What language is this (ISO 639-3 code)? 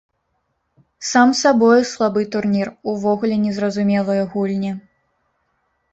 bel